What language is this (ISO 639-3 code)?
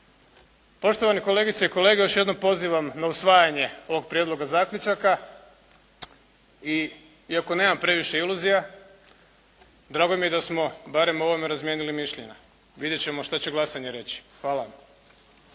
hrv